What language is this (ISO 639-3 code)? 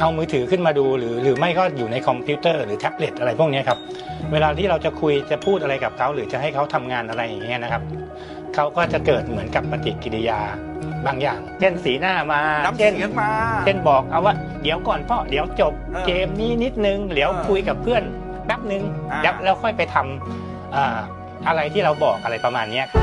tha